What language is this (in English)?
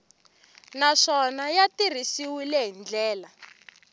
Tsonga